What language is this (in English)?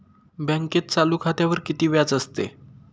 Marathi